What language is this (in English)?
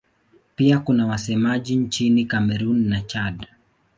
Swahili